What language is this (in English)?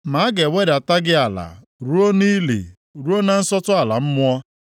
Igbo